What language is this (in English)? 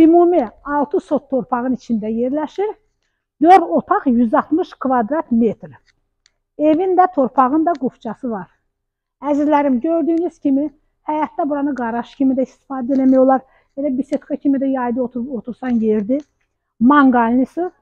Turkish